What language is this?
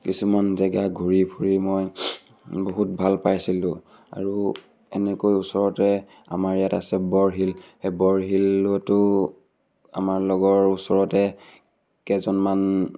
Assamese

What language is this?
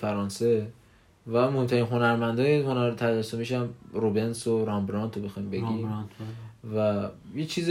Persian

